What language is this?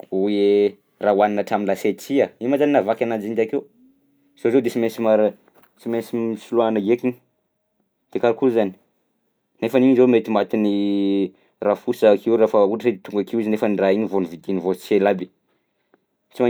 Southern Betsimisaraka Malagasy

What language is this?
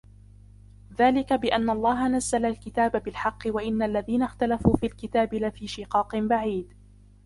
Arabic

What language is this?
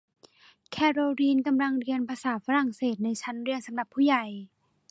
Thai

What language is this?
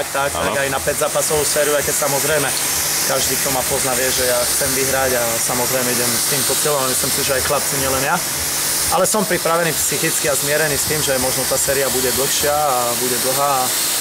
Slovak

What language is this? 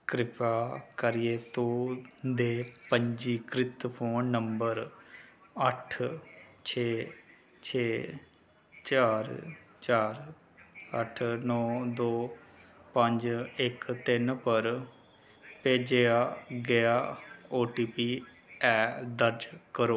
Dogri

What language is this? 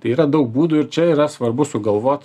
Lithuanian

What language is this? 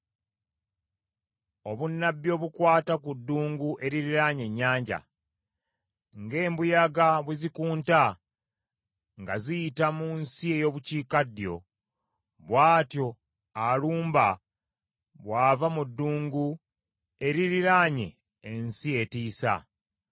Ganda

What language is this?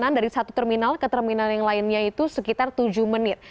Indonesian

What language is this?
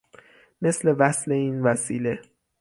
Persian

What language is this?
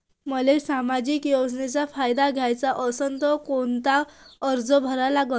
Marathi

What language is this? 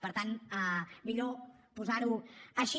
Catalan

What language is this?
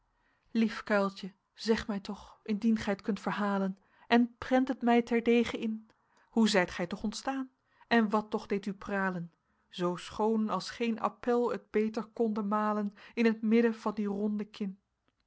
Dutch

